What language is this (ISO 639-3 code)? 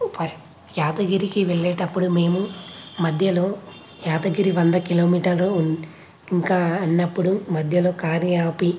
tel